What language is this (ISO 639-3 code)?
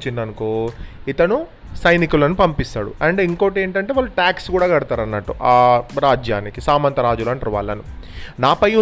tel